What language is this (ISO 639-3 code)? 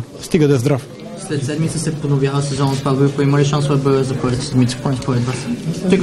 bul